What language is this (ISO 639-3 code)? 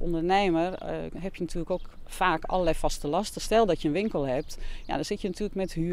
nld